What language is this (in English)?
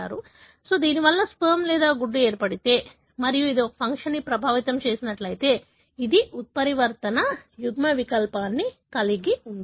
Telugu